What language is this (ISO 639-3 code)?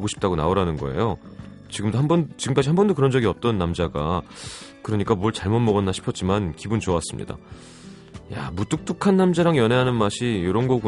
kor